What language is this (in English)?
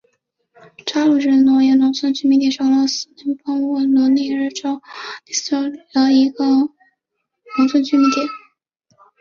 Chinese